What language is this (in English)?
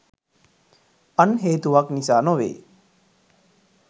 Sinhala